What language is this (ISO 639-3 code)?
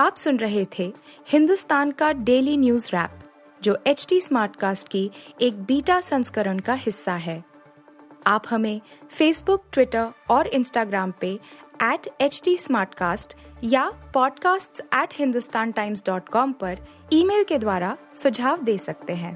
hin